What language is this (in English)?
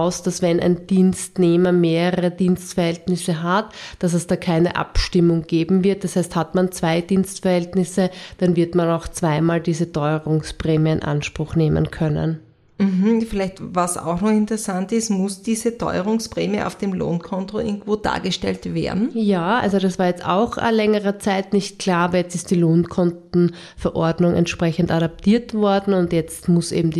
German